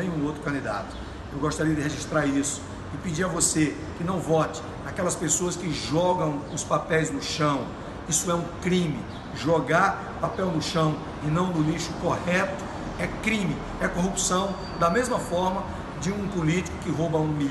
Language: Portuguese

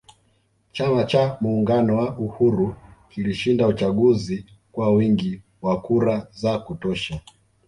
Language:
Swahili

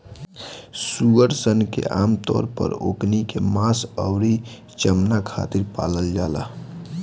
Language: Bhojpuri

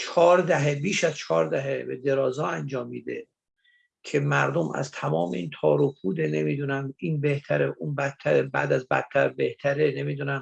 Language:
Persian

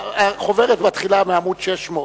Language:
Hebrew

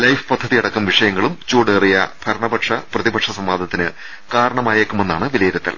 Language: Malayalam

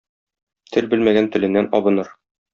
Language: Tatar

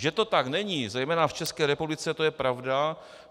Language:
Czech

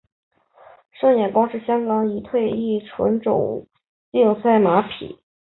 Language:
Chinese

